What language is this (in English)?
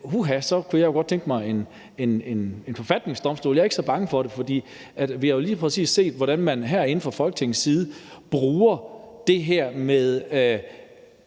Danish